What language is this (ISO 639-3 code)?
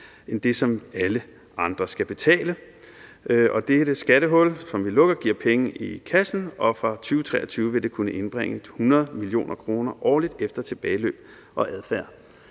dan